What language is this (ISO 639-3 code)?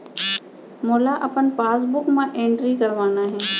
hne